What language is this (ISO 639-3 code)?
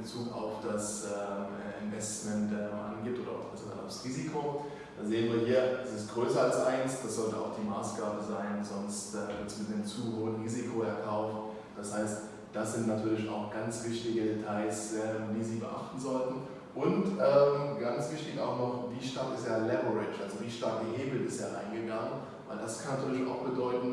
deu